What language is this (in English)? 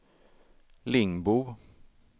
Swedish